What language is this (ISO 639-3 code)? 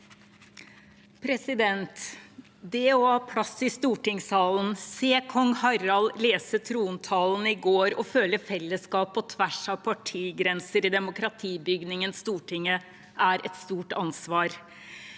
nor